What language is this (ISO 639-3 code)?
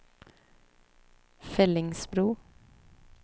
swe